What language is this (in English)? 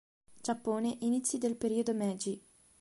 Italian